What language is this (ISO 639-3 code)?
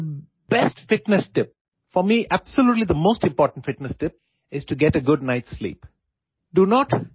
ori